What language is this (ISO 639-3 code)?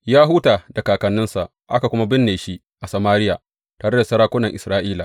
hau